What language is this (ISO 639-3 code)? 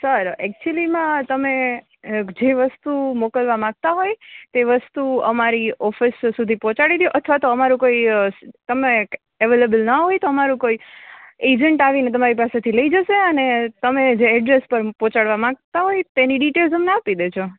guj